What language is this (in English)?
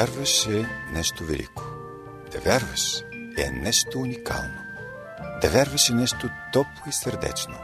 Bulgarian